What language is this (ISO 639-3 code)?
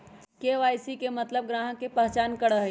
mag